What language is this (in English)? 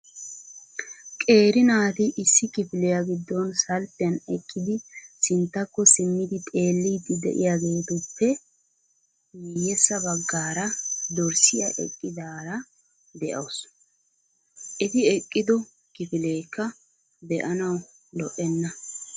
Wolaytta